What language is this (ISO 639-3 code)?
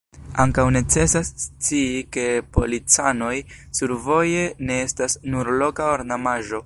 epo